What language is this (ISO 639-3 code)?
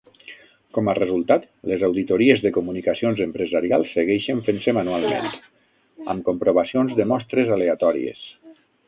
cat